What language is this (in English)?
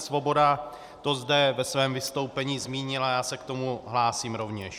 Czech